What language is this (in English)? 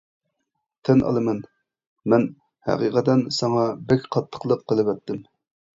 Uyghur